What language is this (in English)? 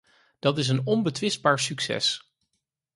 Dutch